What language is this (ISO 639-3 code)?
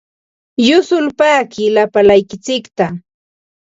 qva